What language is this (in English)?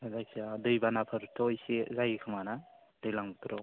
Bodo